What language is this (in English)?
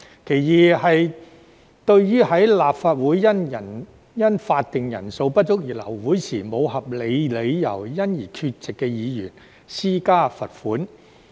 Cantonese